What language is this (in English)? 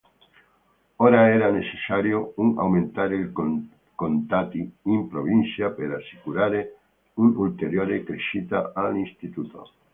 Italian